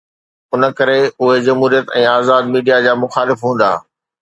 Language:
Sindhi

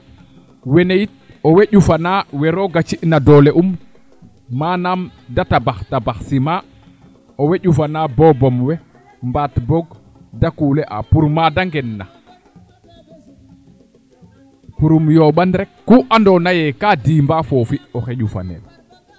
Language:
Serer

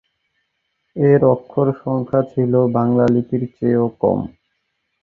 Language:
Bangla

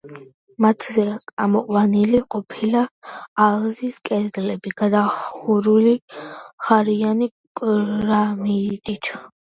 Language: Georgian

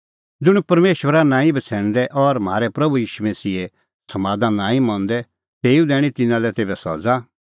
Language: Kullu Pahari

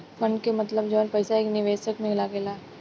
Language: Bhojpuri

